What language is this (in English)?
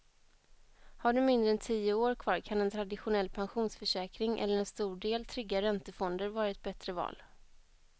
Swedish